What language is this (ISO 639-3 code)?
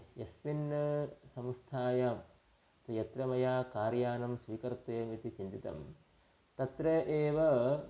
san